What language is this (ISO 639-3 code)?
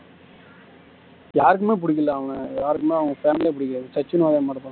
tam